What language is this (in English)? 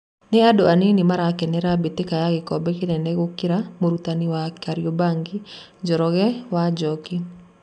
Kikuyu